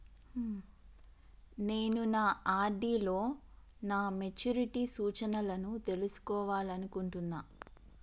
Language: Telugu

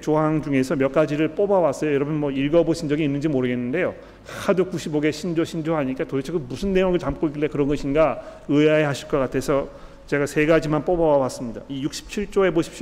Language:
Korean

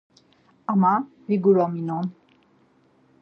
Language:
Laz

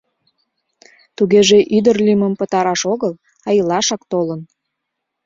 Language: Mari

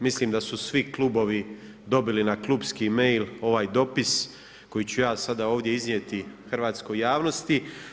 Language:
Croatian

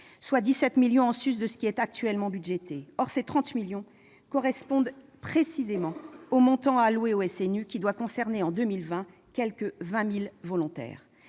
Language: French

